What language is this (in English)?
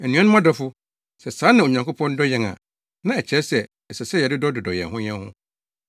Akan